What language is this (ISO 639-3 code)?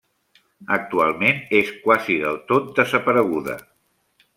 cat